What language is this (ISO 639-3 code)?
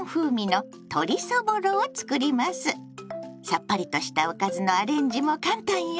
jpn